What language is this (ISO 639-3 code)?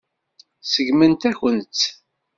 kab